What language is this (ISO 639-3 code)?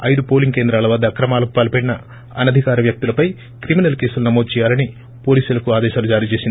tel